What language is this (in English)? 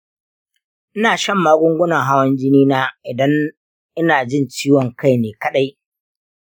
Hausa